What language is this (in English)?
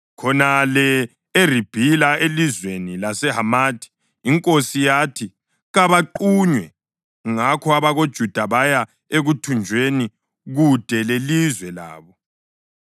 North Ndebele